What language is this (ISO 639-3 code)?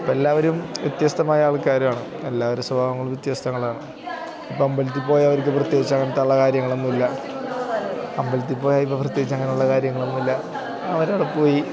mal